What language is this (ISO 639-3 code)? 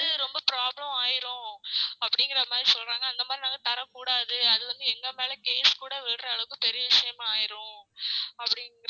tam